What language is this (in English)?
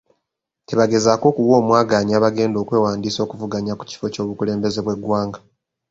Ganda